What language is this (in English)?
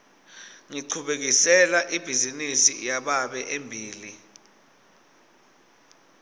Swati